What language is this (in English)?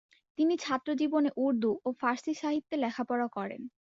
Bangla